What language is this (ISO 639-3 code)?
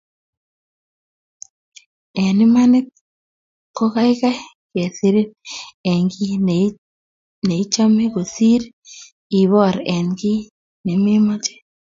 kln